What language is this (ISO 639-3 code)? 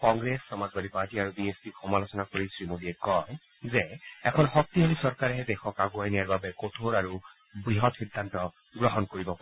asm